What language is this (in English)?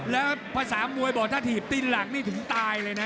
Thai